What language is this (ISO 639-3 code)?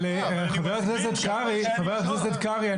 heb